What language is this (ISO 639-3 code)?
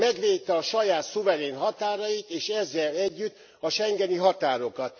hun